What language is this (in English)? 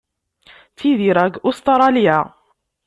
Kabyle